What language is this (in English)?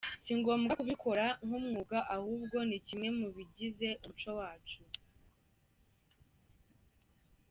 Kinyarwanda